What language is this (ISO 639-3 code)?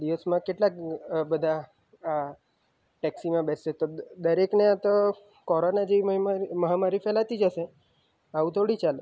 guj